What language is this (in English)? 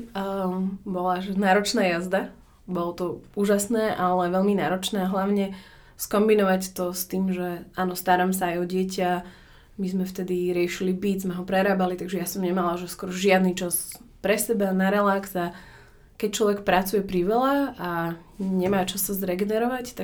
Slovak